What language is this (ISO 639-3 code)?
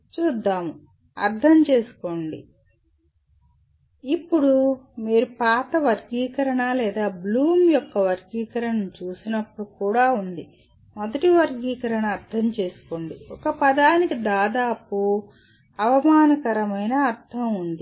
tel